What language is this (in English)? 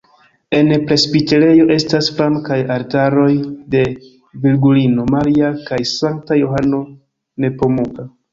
Esperanto